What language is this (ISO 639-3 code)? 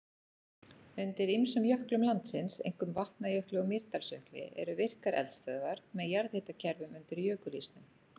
isl